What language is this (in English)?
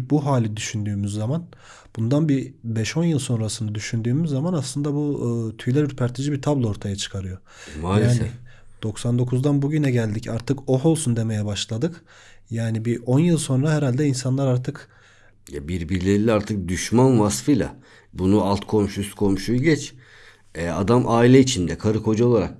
Turkish